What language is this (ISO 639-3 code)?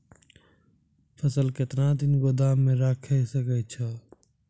mai